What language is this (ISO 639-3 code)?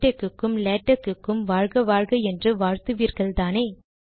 tam